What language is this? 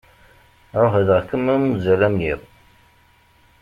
Kabyle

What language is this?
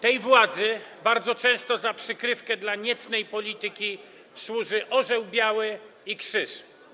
Polish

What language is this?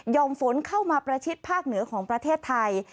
Thai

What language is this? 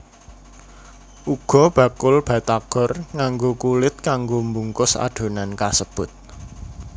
Javanese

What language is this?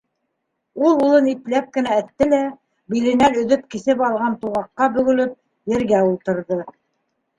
Bashkir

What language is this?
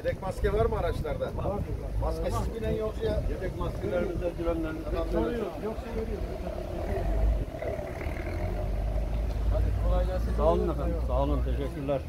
Turkish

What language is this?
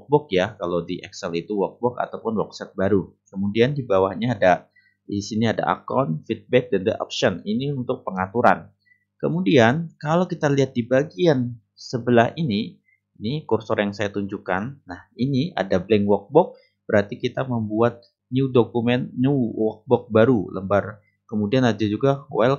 Indonesian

